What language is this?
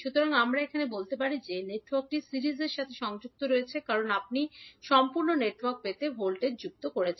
Bangla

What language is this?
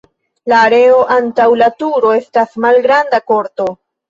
Esperanto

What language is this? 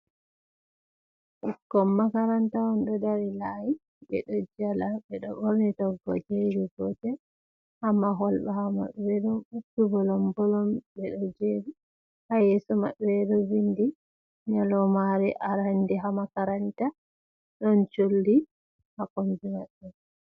Fula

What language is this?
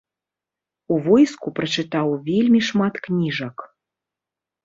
Belarusian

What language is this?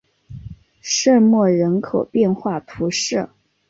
Chinese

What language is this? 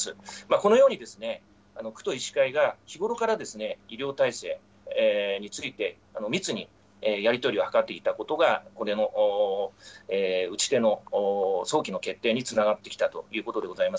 Japanese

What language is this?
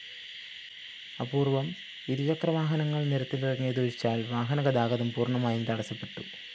Malayalam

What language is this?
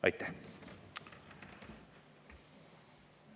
Estonian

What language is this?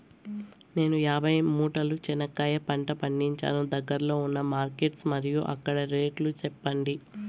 Telugu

